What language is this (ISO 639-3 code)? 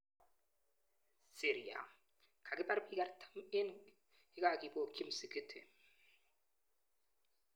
kln